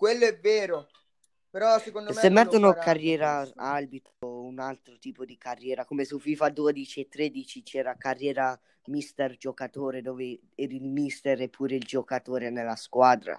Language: Italian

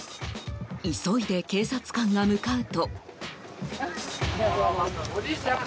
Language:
Japanese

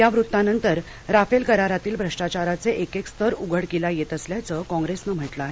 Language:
Marathi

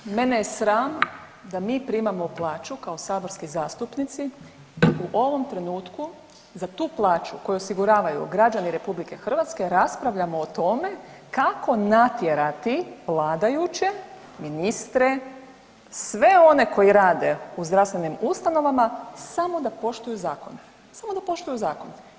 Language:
Croatian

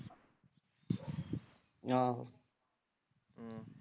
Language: Punjabi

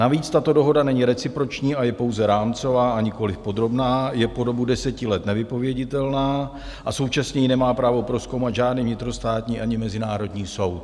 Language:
Czech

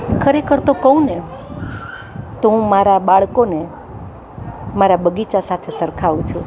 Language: Gujarati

